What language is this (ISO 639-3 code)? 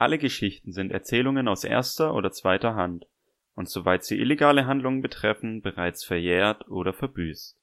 deu